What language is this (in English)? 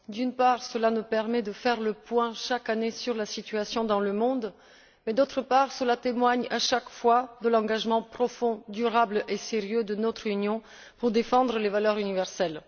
French